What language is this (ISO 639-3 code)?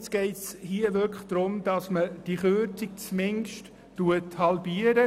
gsw